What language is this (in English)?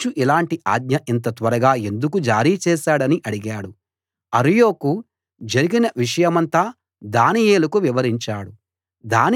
Telugu